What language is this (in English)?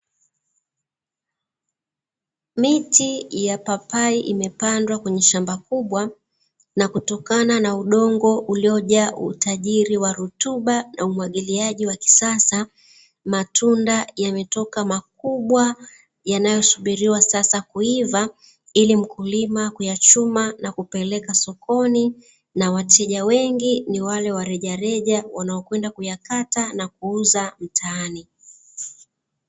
Swahili